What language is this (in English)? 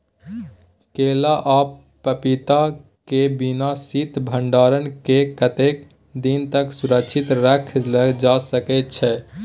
Maithili